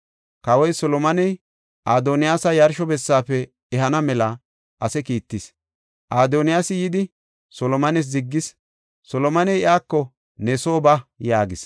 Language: Gofa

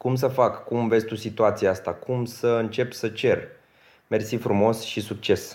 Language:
Romanian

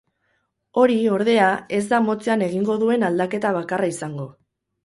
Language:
Basque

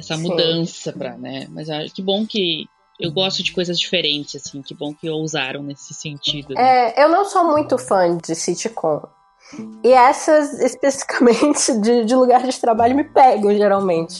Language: Portuguese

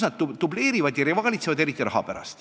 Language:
Estonian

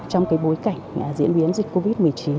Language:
Vietnamese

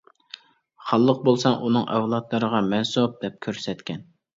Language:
Uyghur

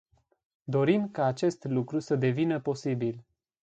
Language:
Romanian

